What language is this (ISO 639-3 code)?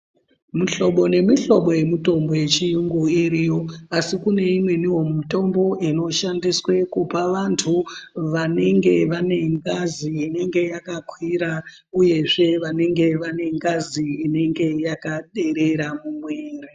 ndc